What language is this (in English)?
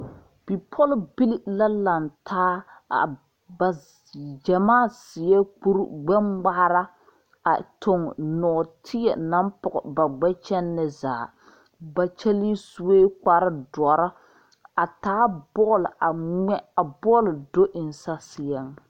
Southern Dagaare